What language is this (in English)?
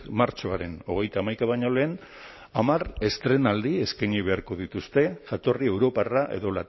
Basque